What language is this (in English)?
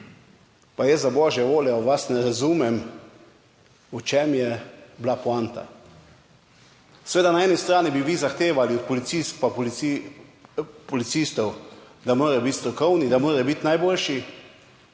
Slovenian